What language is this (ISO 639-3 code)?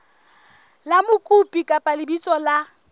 sot